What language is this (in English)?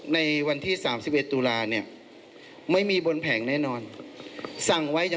Thai